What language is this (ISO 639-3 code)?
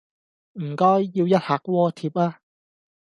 yue